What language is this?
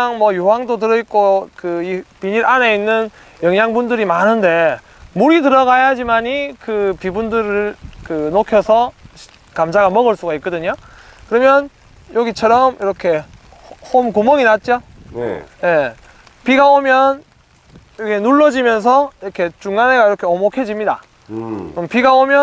Korean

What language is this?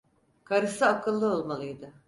Turkish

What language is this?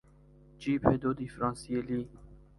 Persian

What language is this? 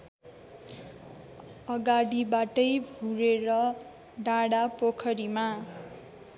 Nepali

